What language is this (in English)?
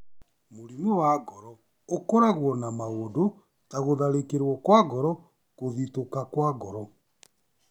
Kikuyu